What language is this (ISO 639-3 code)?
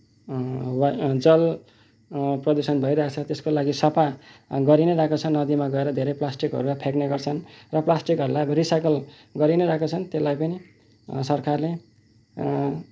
nep